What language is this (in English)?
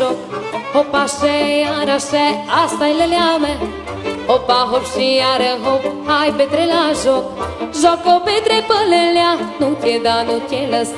Romanian